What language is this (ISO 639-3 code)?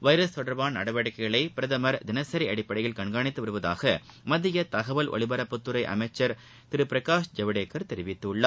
tam